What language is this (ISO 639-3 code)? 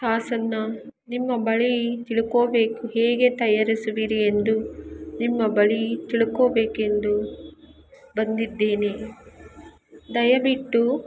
kan